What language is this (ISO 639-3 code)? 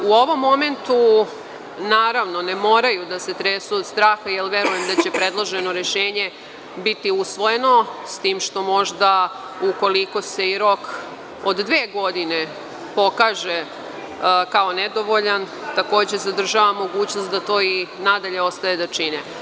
srp